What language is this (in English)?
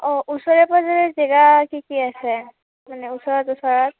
Assamese